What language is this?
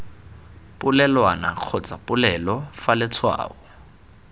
Tswana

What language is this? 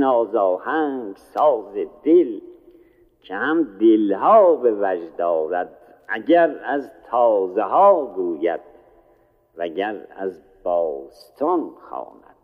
Persian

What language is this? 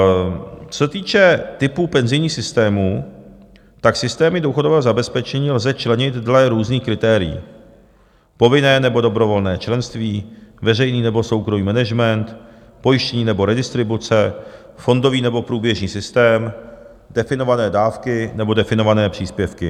Czech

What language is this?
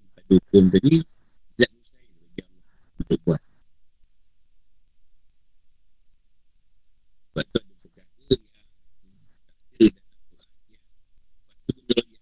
Malay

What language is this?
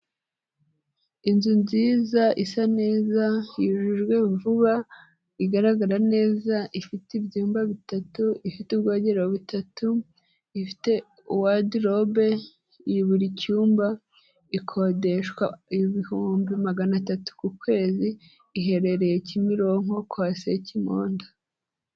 Kinyarwanda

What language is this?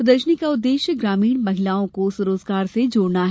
Hindi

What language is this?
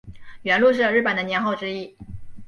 Chinese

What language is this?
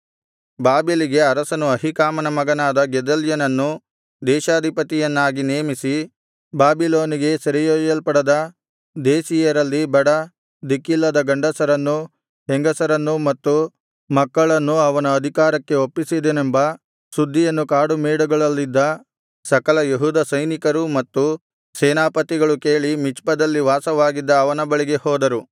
Kannada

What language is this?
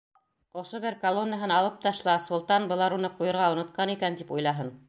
Bashkir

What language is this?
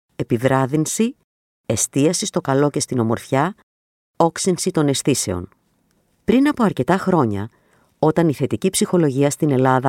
Greek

